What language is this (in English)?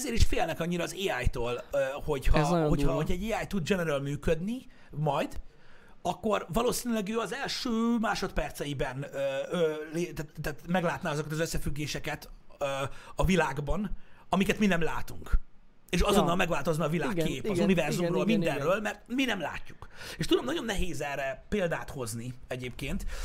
Hungarian